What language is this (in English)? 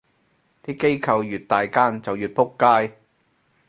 Cantonese